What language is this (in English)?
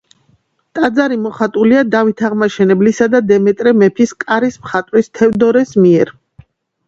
Georgian